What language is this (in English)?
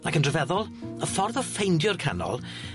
Welsh